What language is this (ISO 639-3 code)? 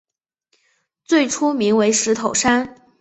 zho